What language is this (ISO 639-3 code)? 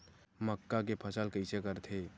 hne